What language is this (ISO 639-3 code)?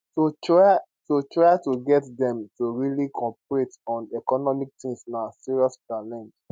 pcm